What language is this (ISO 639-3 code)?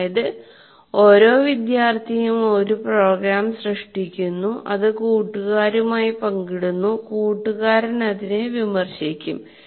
mal